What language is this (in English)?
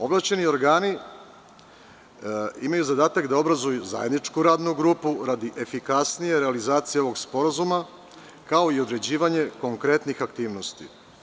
Serbian